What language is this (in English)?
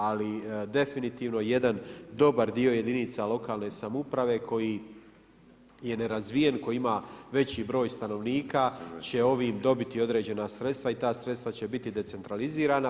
Croatian